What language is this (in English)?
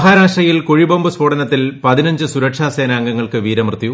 Malayalam